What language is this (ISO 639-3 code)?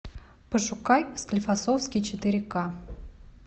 rus